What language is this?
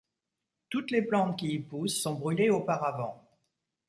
French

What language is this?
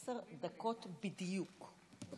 Hebrew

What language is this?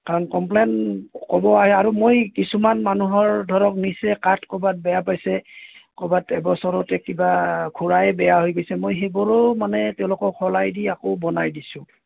Assamese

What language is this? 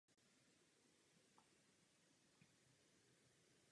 Czech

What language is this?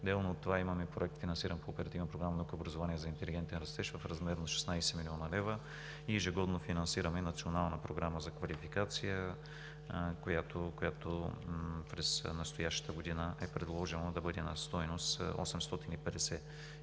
Bulgarian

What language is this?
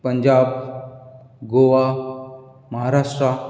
Konkani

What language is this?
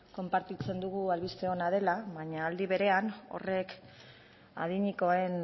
Basque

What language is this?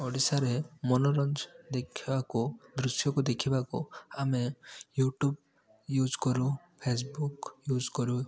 Odia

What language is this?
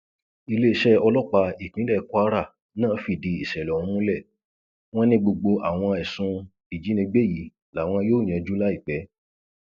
Yoruba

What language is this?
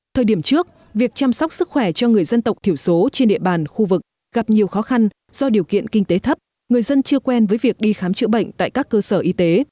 Vietnamese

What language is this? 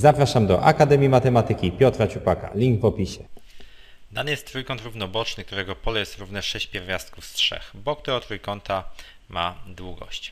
Polish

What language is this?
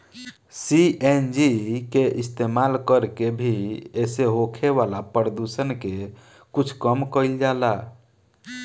Bhojpuri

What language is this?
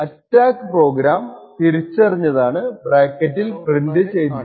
Malayalam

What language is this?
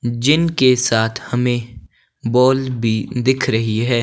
Hindi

